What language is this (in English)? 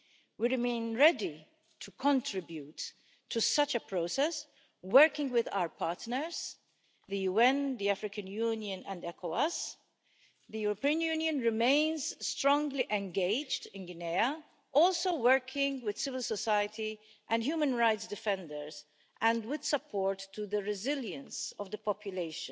English